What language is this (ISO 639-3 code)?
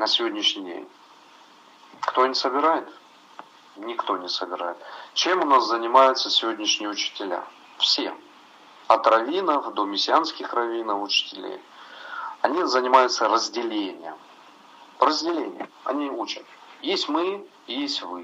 rus